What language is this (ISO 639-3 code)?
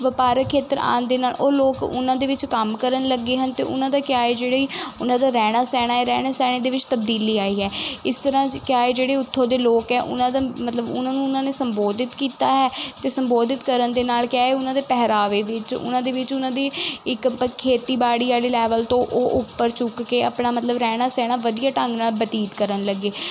pan